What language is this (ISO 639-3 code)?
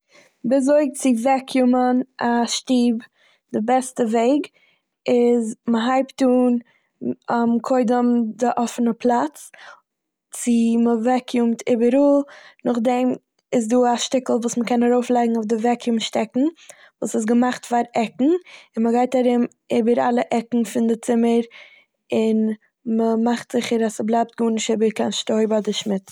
yid